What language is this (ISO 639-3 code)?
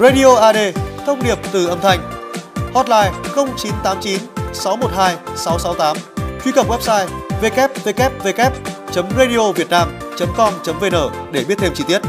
vie